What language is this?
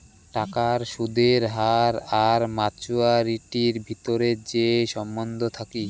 Bangla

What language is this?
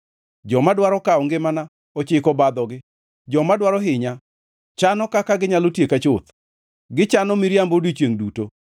Luo (Kenya and Tanzania)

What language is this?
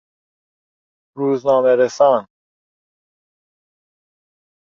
Persian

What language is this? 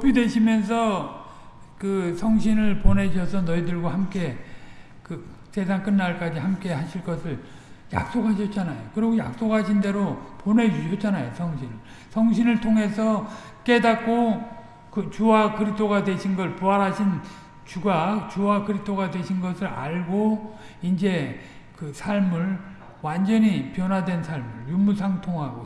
Korean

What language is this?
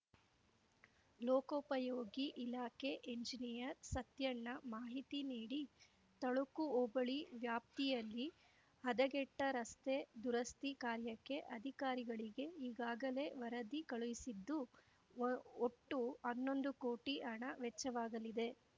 Kannada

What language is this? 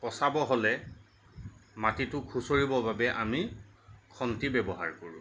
Assamese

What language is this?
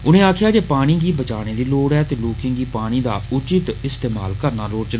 Dogri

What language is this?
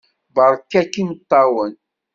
Kabyle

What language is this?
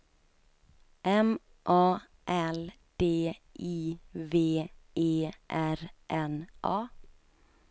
Swedish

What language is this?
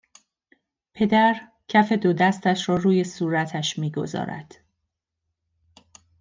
Persian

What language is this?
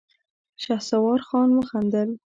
Pashto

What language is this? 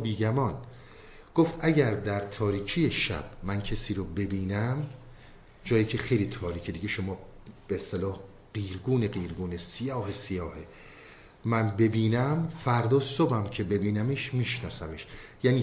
Persian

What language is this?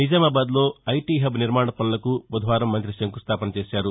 Telugu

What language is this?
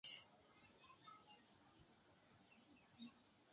Bangla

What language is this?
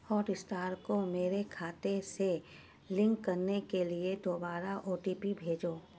Urdu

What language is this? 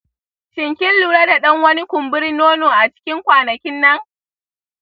Hausa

